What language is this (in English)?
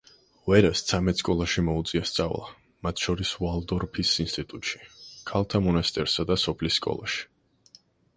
Georgian